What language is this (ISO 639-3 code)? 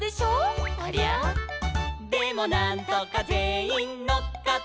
jpn